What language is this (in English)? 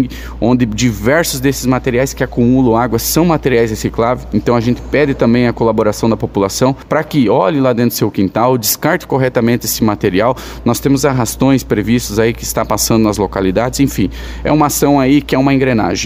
Portuguese